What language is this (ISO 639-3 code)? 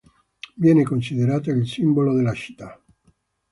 ita